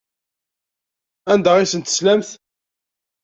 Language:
Kabyle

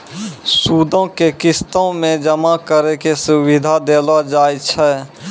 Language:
Maithili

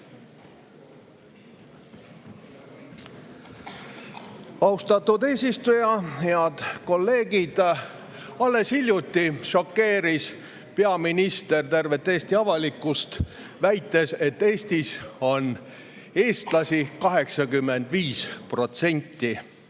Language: Estonian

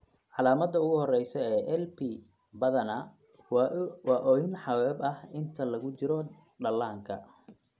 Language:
Somali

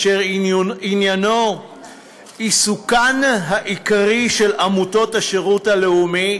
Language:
Hebrew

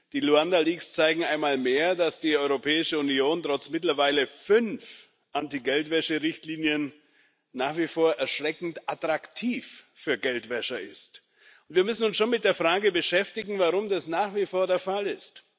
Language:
German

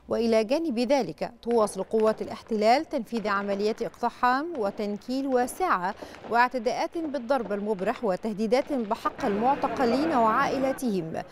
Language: Arabic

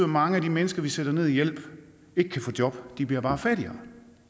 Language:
Danish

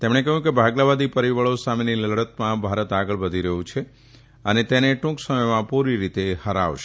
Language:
Gujarati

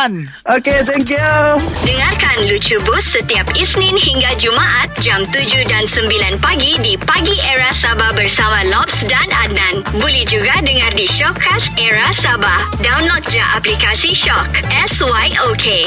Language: Malay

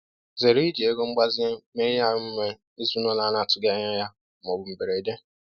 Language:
Igbo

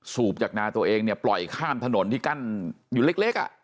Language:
Thai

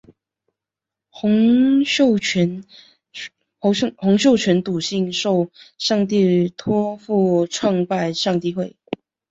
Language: Chinese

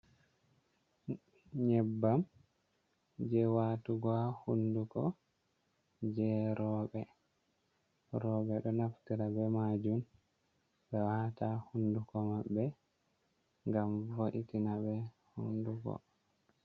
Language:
Fula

